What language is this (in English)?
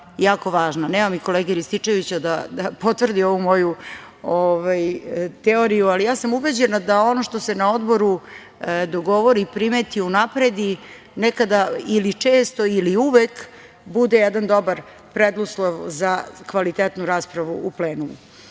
Serbian